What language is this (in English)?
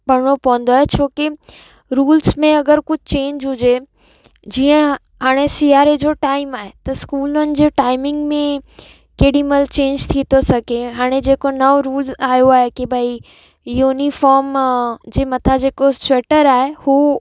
Sindhi